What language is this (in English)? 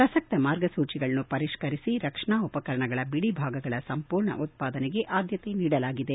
Kannada